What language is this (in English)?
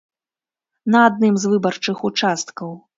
Belarusian